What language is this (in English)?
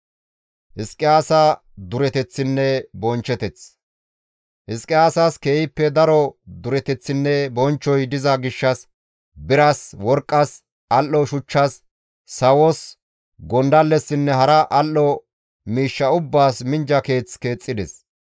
Gamo